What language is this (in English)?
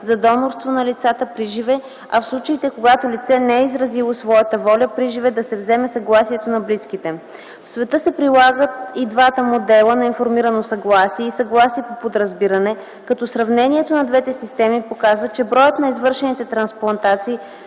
Bulgarian